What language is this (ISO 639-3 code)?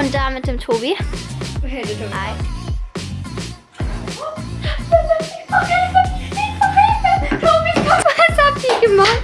deu